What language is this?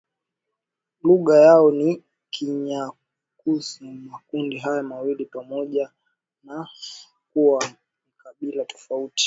Swahili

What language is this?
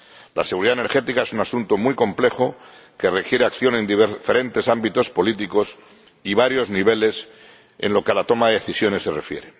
Spanish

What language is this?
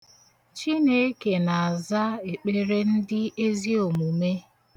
Igbo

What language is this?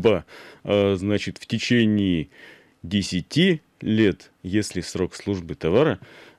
Russian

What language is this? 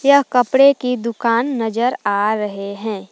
Hindi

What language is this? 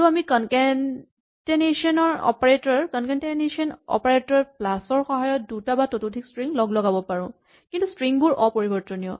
Assamese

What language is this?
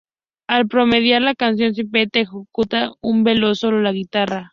Spanish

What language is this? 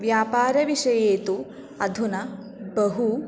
Sanskrit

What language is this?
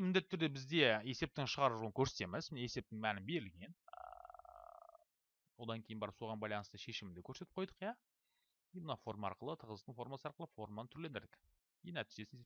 Turkish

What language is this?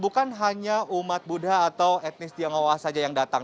Indonesian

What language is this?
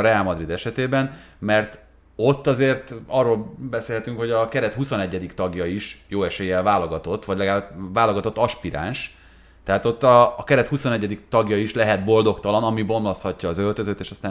Hungarian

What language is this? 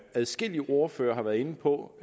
Danish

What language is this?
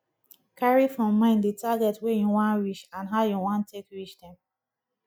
Nigerian Pidgin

